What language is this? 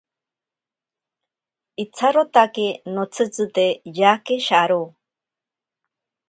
Ashéninka Perené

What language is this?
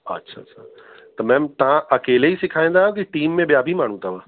Sindhi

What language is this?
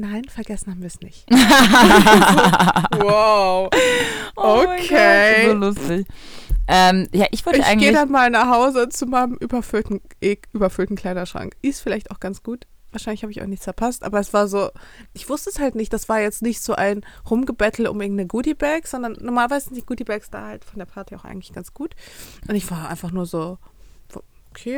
German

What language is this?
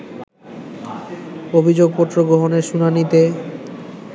Bangla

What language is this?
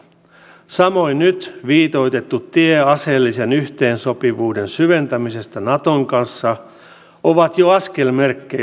Finnish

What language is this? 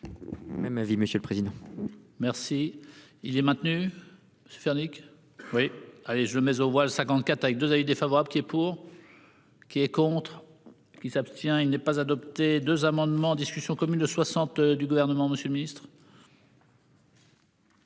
French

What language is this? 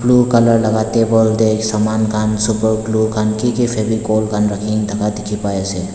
Naga Pidgin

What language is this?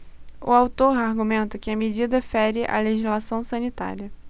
Portuguese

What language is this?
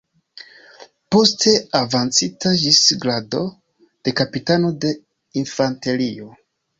Esperanto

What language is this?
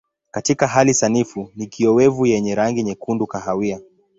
Swahili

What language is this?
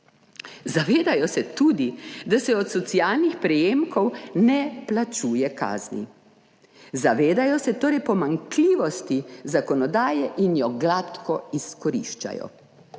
Slovenian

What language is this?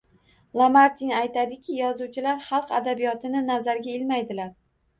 Uzbek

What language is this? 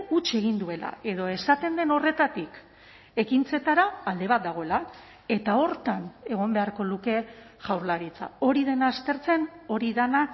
Basque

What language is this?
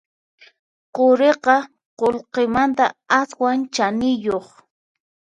Puno Quechua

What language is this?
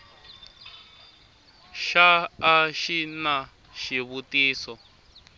Tsonga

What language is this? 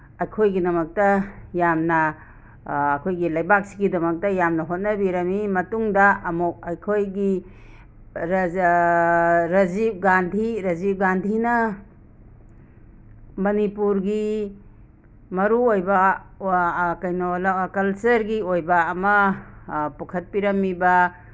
Manipuri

